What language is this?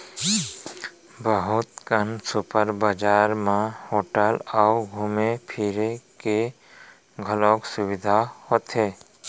Chhattisgarhi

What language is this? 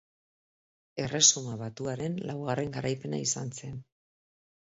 Basque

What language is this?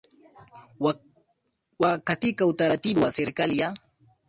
Swahili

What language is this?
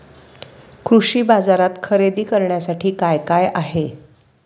Marathi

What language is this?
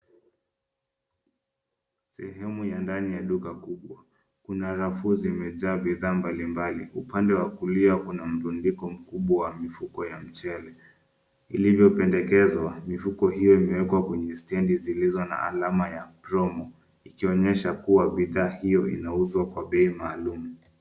Swahili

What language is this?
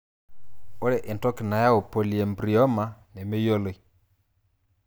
Masai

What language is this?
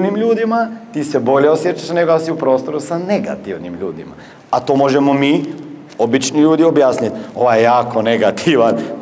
Croatian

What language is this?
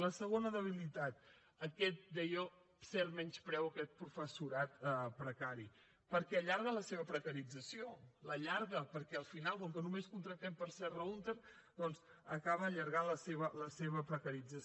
Catalan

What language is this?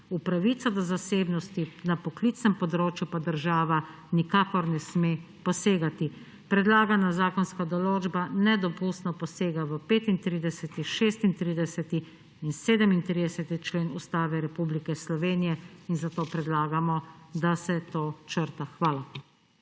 Slovenian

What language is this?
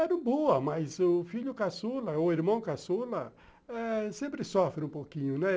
Portuguese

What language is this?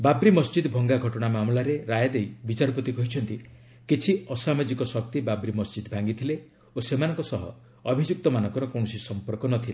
Odia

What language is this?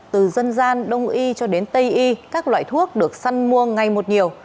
Vietnamese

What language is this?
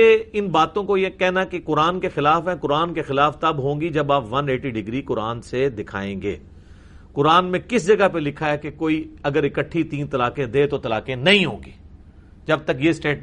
Urdu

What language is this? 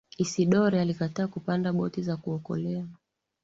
Swahili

